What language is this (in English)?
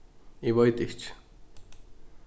Faroese